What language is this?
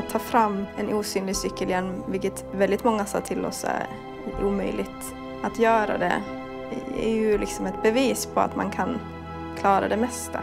Swedish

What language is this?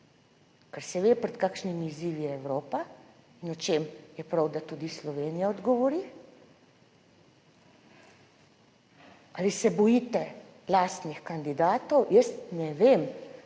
Slovenian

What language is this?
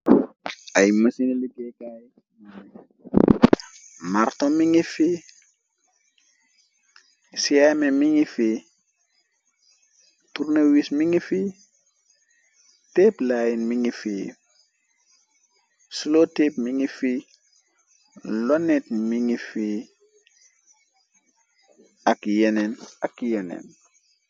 Wolof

